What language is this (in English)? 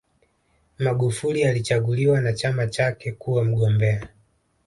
Swahili